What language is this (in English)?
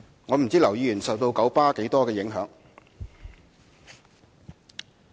Cantonese